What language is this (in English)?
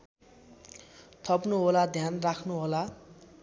Nepali